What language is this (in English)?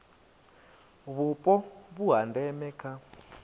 Venda